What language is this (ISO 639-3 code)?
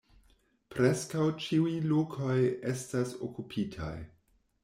epo